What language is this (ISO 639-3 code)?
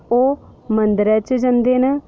doi